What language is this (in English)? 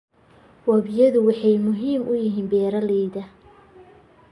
Somali